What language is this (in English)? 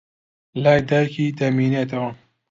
Central Kurdish